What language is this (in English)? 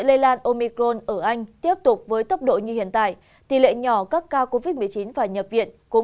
Vietnamese